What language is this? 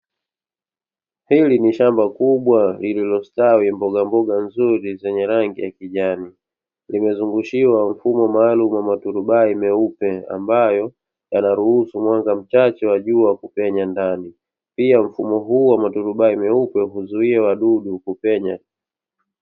Swahili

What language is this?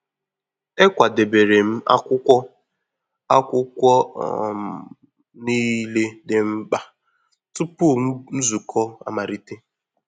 Igbo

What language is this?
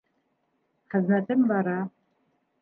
Bashkir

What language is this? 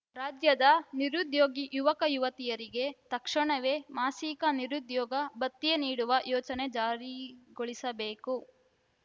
Kannada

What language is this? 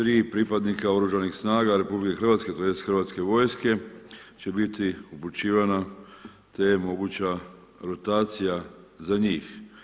Croatian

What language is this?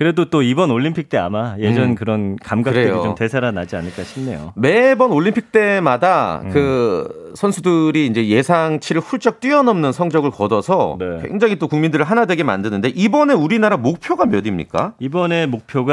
Korean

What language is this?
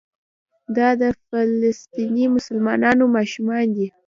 Pashto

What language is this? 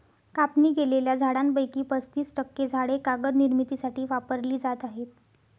Marathi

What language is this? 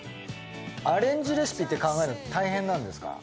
Japanese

